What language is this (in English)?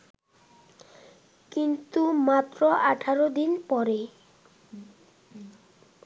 Bangla